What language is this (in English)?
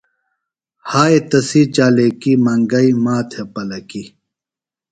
Phalura